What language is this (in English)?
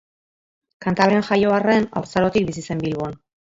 Basque